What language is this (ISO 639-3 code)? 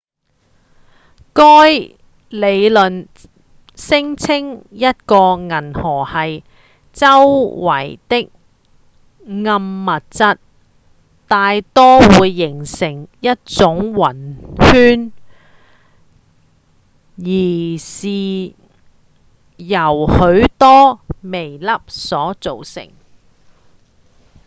yue